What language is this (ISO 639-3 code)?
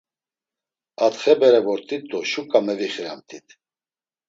lzz